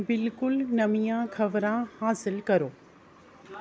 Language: Dogri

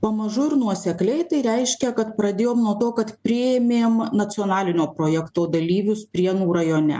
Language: Lithuanian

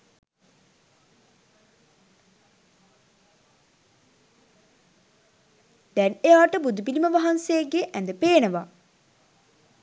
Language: Sinhala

